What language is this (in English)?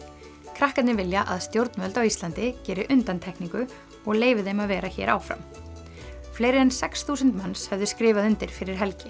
Icelandic